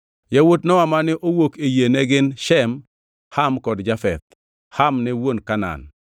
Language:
Luo (Kenya and Tanzania)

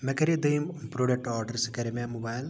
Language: Kashmiri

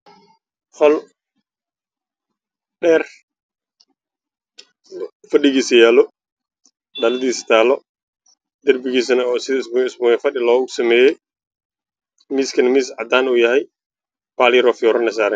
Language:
Somali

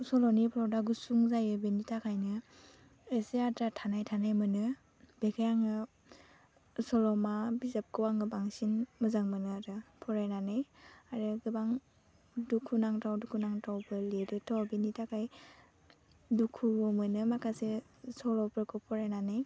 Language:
Bodo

